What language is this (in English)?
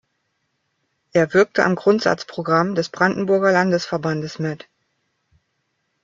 German